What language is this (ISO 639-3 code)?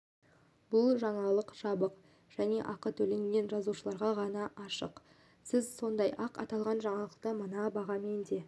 kaz